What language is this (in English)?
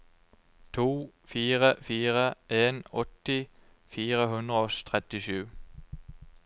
Norwegian